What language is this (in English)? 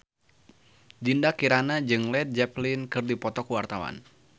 Sundanese